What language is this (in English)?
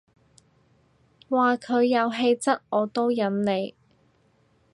Cantonese